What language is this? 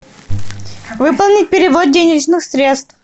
Russian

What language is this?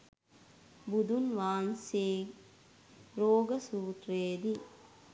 Sinhala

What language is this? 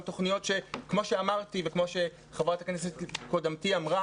Hebrew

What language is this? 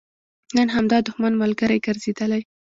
Pashto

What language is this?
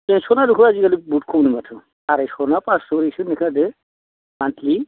Bodo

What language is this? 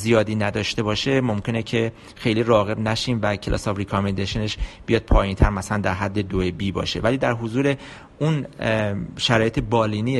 Persian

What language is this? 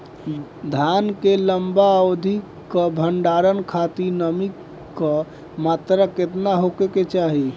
Bhojpuri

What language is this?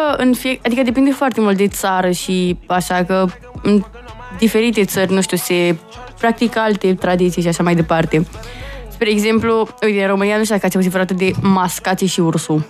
Romanian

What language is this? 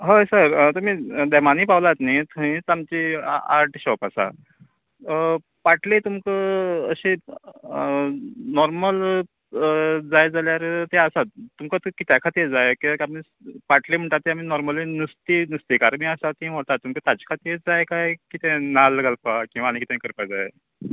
Konkani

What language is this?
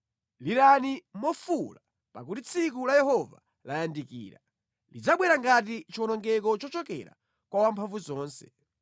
Nyanja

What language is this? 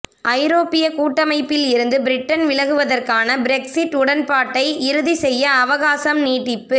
Tamil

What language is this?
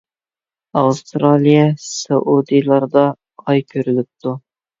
Uyghur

